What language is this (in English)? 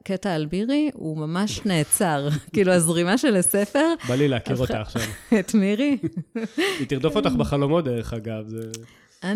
Hebrew